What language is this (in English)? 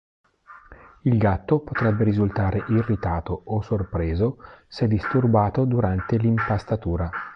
Italian